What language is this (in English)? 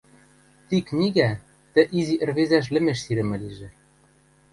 Western Mari